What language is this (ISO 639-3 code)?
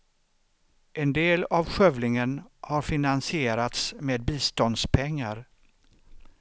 swe